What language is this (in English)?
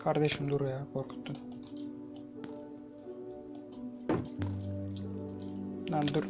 Turkish